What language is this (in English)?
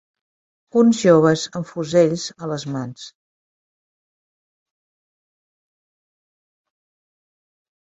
Catalan